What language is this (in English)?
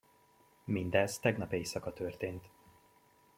Hungarian